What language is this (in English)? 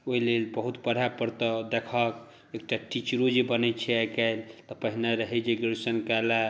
Maithili